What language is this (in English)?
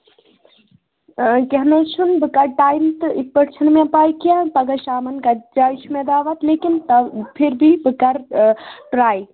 Kashmiri